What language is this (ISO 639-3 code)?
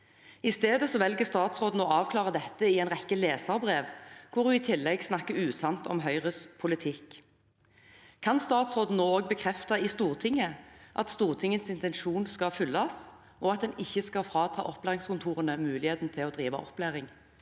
nor